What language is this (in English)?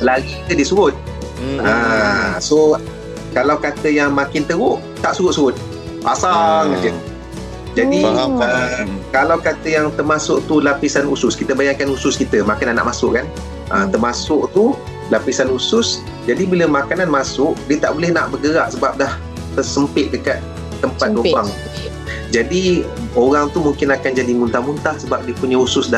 Malay